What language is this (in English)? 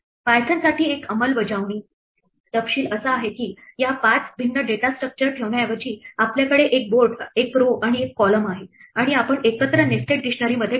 Marathi